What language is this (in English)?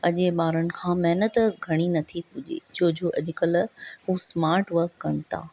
Sindhi